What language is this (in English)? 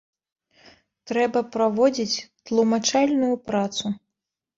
Belarusian